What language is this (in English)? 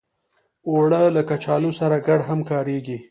Pashto